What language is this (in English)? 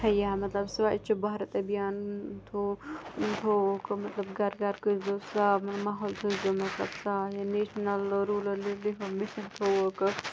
Kashmiri